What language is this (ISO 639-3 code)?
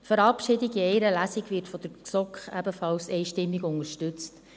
gsw